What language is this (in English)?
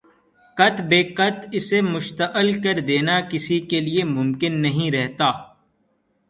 Urdu